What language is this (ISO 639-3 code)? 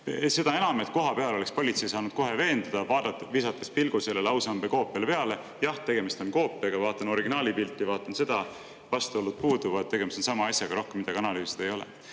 est